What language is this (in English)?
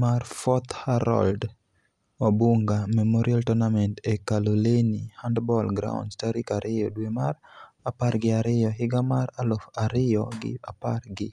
Luo (Kenya and Tanzania)